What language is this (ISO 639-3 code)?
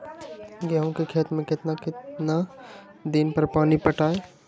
mag